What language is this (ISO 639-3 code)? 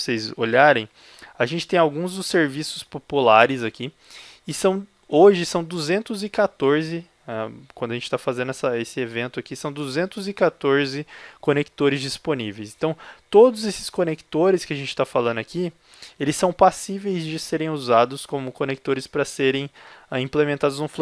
por